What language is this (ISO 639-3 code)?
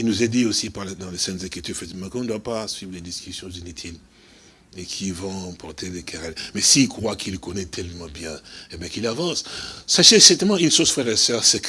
fra